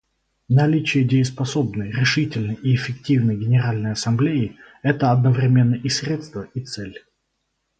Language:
Russian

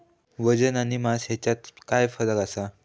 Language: Marathi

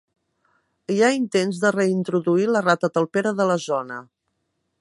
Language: Catalan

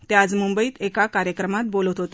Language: Marathi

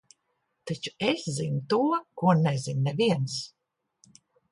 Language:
Latvian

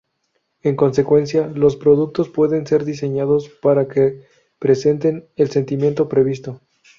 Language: Spanish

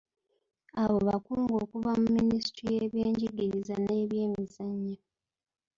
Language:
Ganda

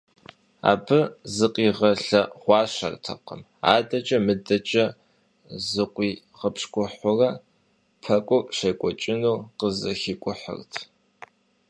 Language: Kabardian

